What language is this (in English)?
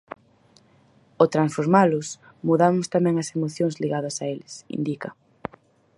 Galician